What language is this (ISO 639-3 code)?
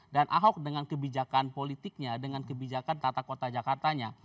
ind